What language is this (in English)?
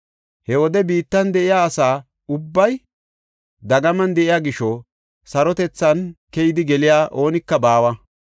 Gofa